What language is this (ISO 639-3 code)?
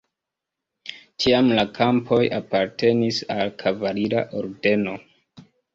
epo